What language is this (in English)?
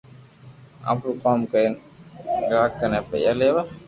Loarki